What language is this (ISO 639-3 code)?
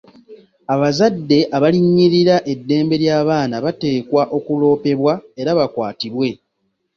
lug